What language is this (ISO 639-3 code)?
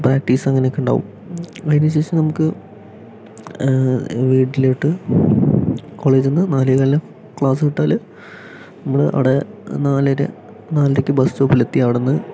mal